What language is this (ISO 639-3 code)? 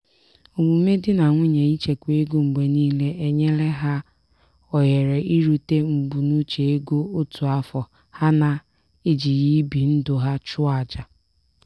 ibo